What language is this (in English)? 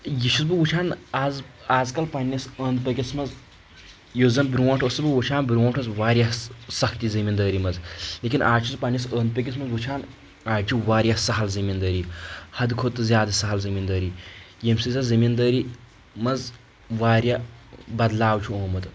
Kashmiri